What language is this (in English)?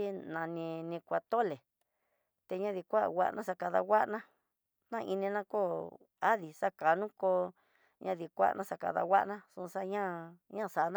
Tidaá Mixtec